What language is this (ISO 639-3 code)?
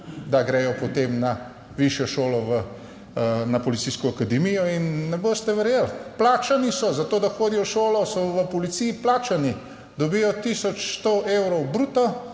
slv